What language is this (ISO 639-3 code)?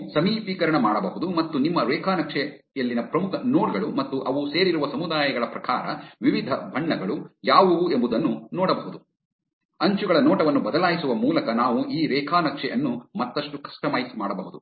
kan